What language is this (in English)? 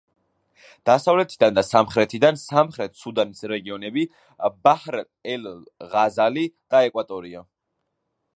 Georgian